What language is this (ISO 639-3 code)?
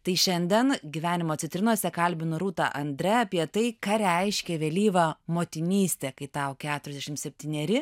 lit